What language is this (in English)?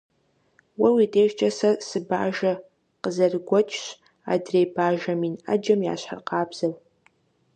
Kabardian